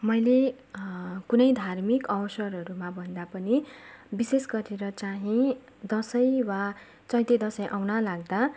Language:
Nepali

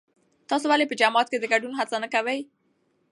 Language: Pashto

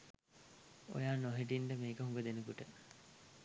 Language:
Sinhala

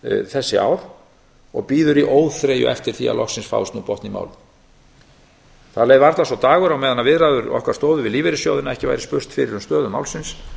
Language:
Icelandic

